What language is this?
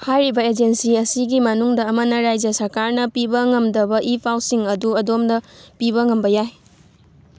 Manipuri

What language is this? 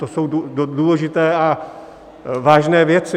Czech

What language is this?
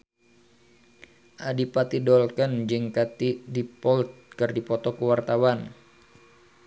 Sundanese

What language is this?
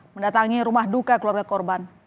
Indonesian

